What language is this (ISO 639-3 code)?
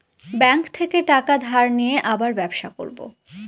ben